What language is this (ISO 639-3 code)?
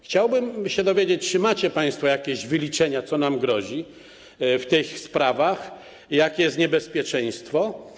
pol